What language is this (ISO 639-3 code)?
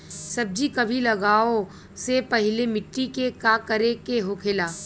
bho